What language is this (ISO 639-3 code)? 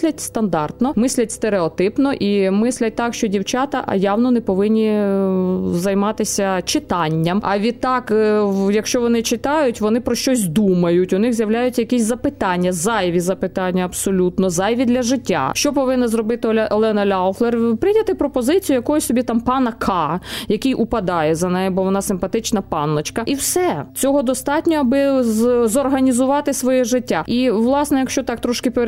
ukr